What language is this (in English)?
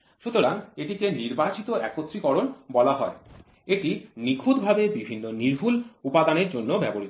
Bangla